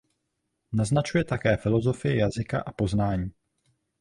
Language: Czech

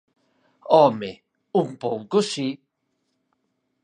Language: Galician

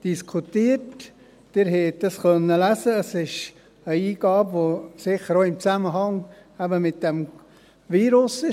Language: Swiss German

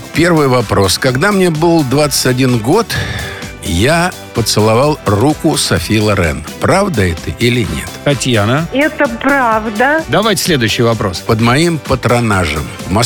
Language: Russian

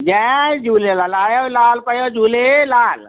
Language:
Sindhi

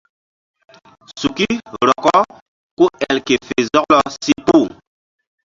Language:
Mbum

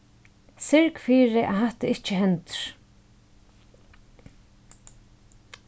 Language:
Faroese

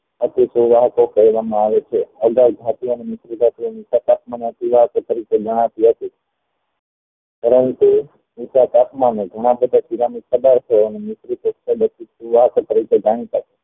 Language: Gujarati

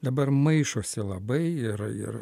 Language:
Lithuanian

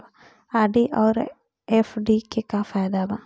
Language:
Bhojpuri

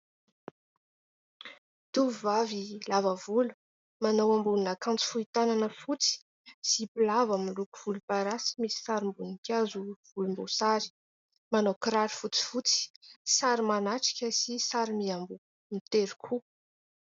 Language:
Malagasy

